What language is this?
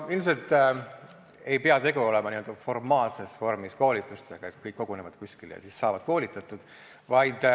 Estonian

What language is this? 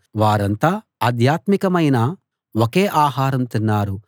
Telugu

